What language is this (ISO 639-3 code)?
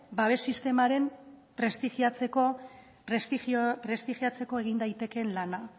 eus